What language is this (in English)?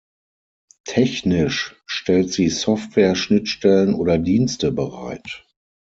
German